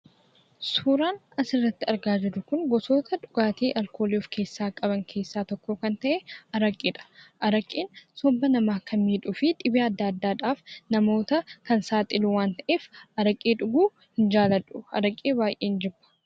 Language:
Oromo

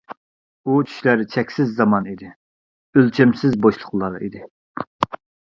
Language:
Uyghur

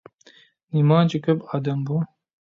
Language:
Uyghur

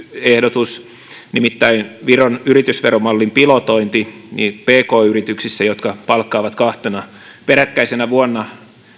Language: Finnish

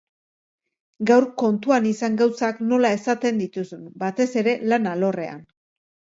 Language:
Basque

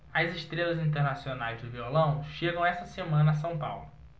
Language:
Portuguese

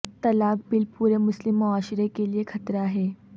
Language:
Urdu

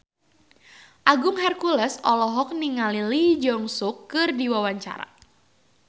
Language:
Sundanese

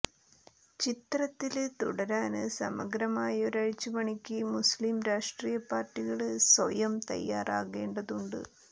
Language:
Malayalam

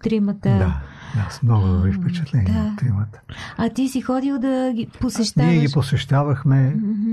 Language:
Bulgarian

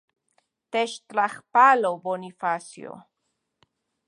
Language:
Central Puebla Nahuatl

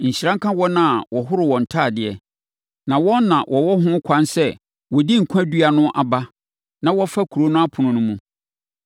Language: Akan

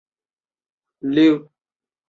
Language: Chinese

